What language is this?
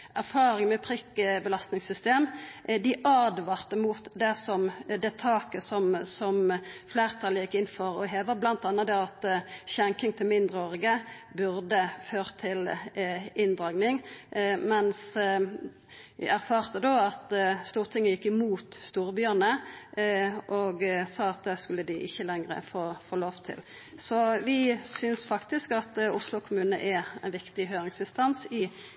Norwegian Nynorsk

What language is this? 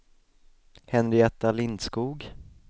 Swedish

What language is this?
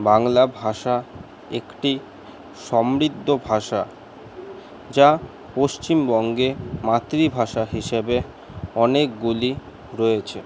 Bangla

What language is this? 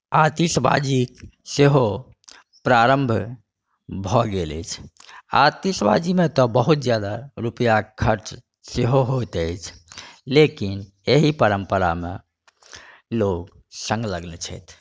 Maithili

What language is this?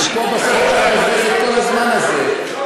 Hebrew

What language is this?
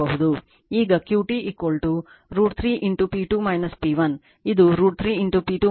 Kannada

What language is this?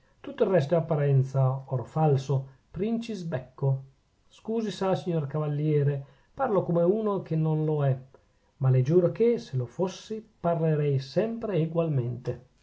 Italian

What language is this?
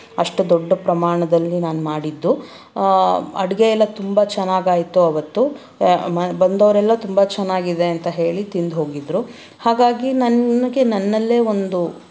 Kannada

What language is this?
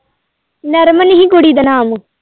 Punjabi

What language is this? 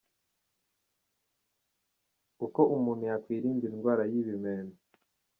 Kinyarwanda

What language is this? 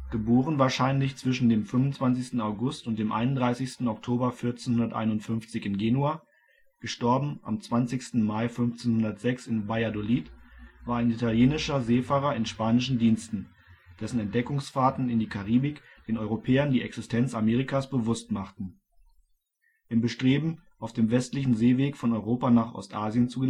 German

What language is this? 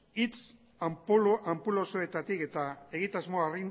Basque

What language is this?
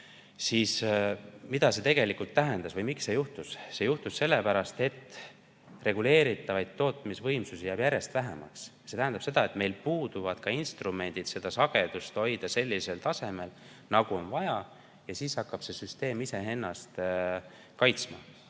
Estonian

